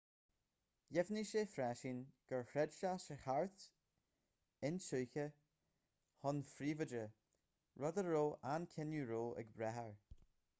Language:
Irish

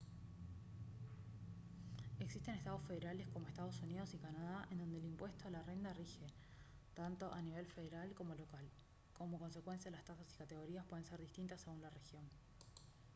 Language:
Spanish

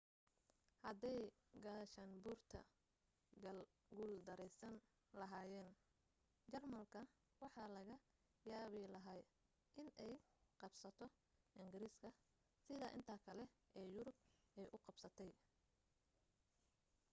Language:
Somali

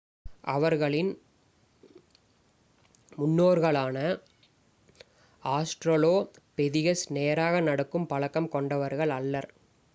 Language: Tamil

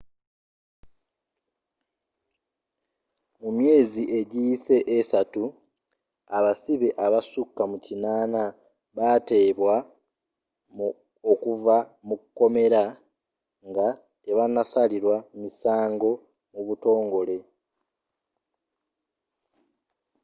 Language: Ganda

